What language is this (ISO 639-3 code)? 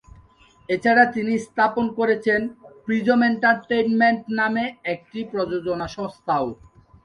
ben